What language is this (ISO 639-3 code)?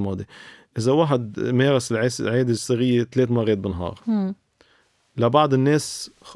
ara